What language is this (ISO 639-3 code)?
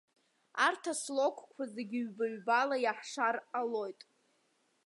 abk